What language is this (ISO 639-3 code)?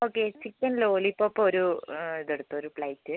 mal